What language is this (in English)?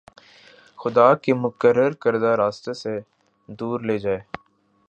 Urdu